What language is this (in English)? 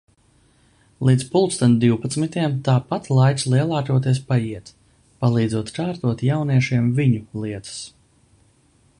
Latvian